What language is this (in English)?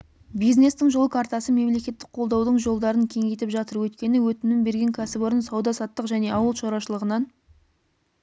Kazakh